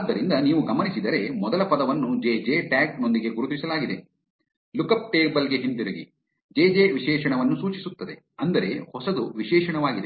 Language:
Kannada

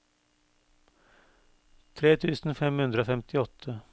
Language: Norwegian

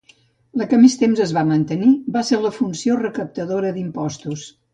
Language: Catalan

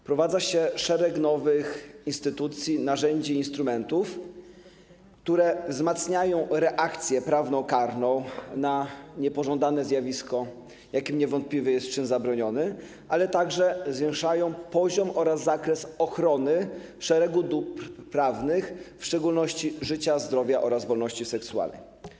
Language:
Polish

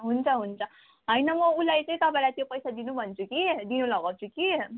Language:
Nepali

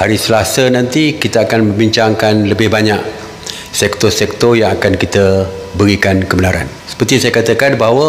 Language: Malay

